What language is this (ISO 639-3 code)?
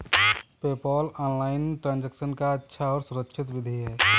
hin